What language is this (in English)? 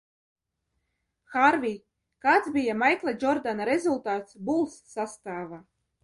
Latvian